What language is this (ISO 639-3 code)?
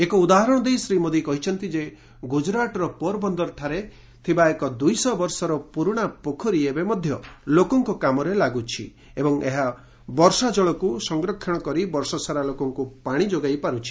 ori